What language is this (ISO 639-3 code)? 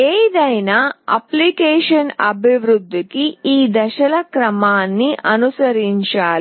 tel